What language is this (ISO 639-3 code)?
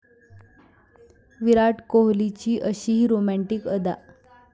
mar